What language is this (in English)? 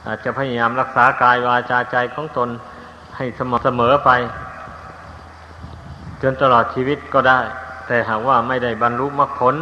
Thai